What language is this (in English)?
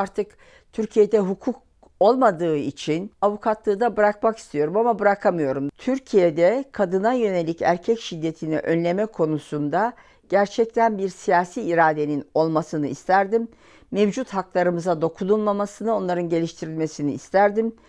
Turkish